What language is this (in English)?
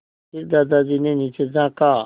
Hindi